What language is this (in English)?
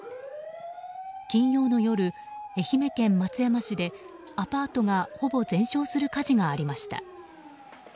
Japanese